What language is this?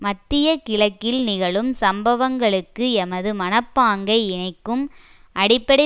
Tamil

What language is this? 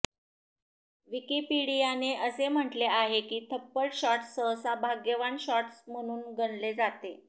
Marathi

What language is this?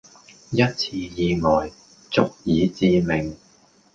Cantonese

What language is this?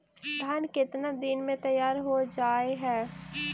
Magahi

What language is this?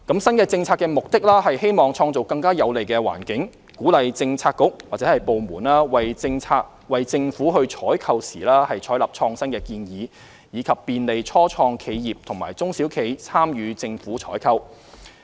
Cantonese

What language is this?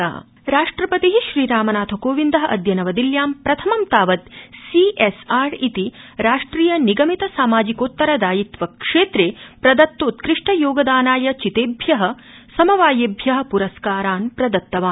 Sanskrit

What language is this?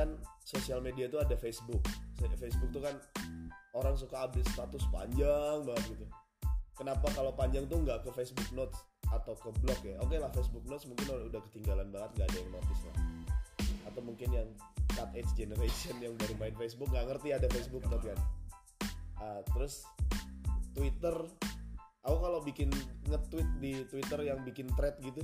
Indonesian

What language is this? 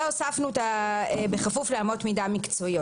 Hebrew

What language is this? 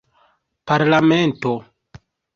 Esperanto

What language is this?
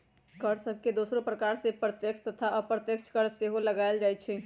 Magahi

